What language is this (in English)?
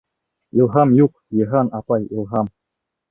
Bashkir